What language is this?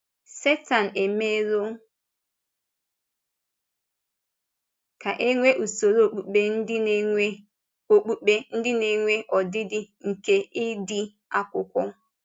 Igbo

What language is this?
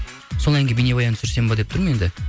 Kazakh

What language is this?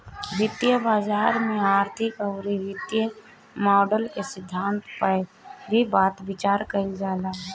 Bhojpuri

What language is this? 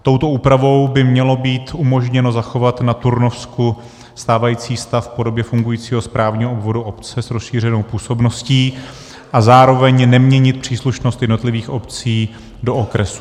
Czech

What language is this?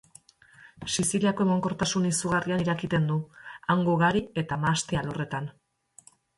Basque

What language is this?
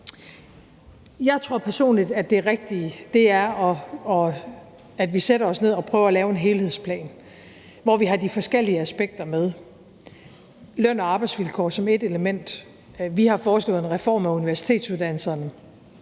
Danish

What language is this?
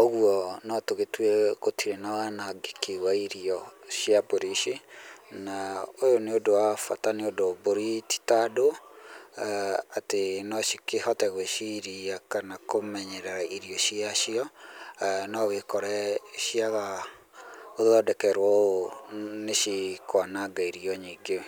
Kikuyu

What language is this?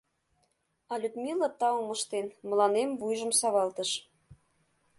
Mari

